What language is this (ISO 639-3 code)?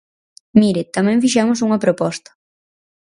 glg